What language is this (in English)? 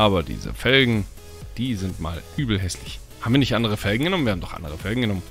German